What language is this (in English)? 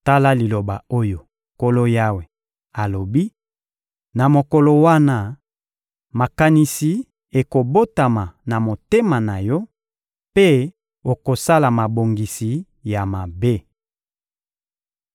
Lingala